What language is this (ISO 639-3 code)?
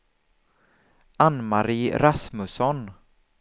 swe